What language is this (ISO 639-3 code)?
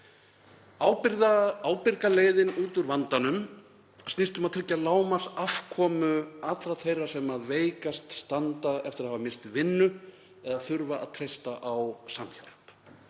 isl